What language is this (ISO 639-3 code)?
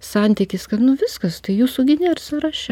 lit